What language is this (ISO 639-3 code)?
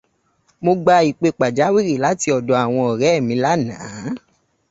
yor